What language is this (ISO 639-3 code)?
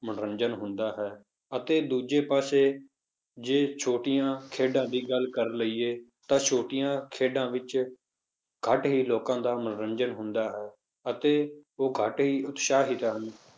pan